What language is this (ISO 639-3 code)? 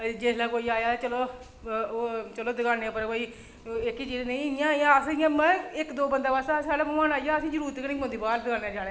doi